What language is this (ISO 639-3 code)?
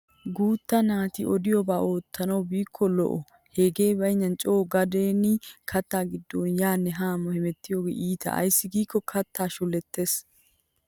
wal